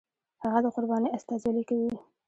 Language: Pashto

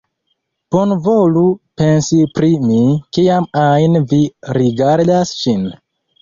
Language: Esperanto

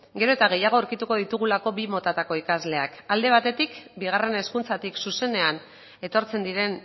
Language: Basque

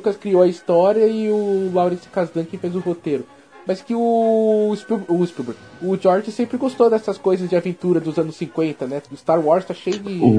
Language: Portuguese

